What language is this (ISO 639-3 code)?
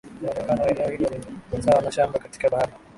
swa